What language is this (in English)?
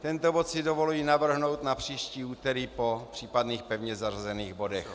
Czech